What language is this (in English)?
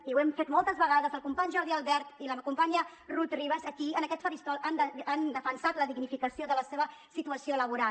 Catalan